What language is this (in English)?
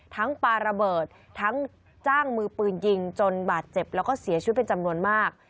Thai